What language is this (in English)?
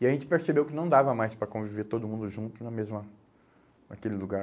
Portuguese